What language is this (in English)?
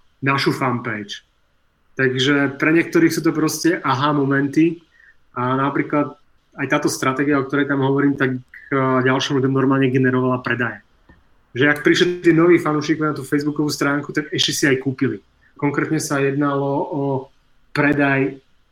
Czech